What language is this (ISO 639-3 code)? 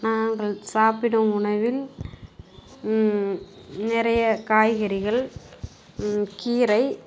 tam